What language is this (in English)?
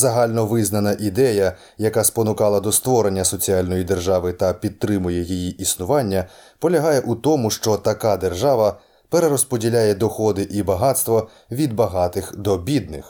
Ukrainian